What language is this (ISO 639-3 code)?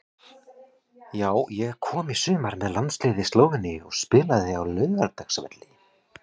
isl